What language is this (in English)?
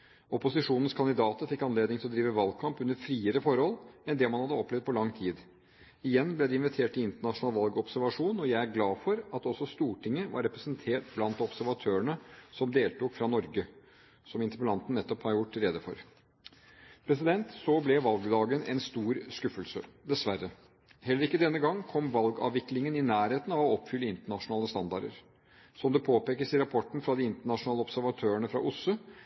Norwegian Bokmål